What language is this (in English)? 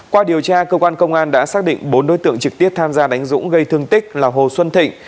Vietnamese